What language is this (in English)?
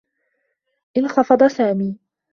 Arabic